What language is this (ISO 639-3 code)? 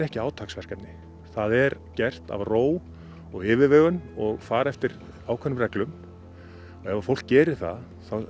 isl